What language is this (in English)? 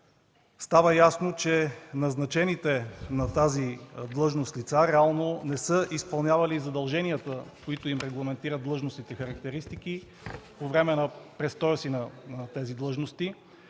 Bulgarian